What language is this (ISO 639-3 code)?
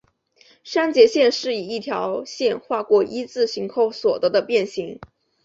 zho